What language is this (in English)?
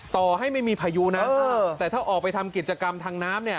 Thai